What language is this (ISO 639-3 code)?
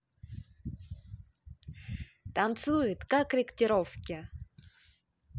rus